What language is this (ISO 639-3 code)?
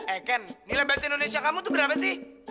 ind